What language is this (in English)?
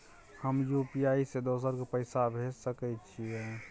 Maithili